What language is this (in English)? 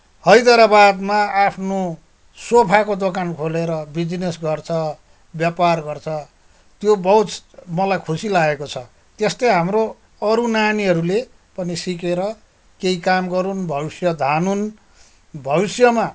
Nepali